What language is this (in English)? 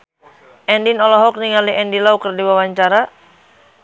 Sundanese